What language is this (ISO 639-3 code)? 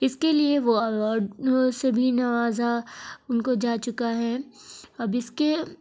urd